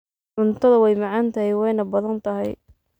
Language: Somali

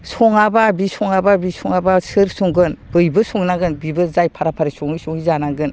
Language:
Bodo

